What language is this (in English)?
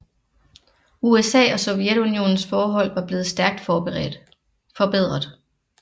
Danish